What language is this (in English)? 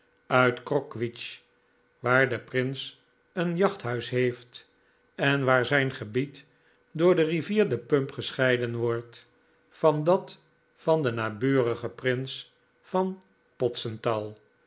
Dutch